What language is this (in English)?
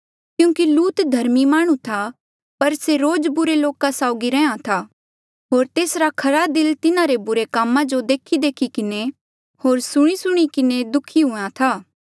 Mandeali